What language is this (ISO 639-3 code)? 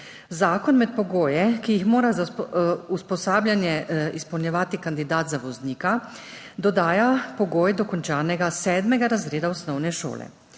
slv